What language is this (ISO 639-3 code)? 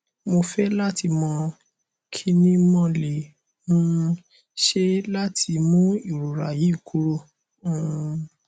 yor